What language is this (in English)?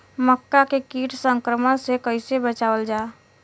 Bhojpuri